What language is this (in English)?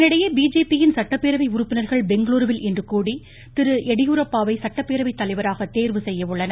Tamil